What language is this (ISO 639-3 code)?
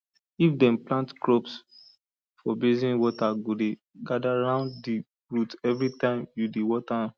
pcm